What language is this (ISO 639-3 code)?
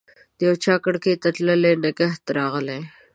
pus